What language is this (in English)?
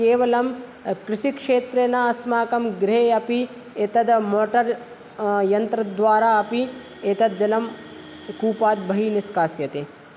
Sanskrit